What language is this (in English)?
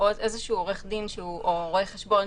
Hebrew